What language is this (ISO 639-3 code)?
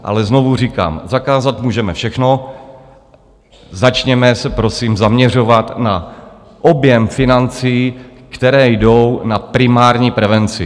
ces